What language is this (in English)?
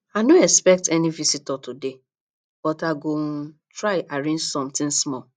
Nigerian Pidgin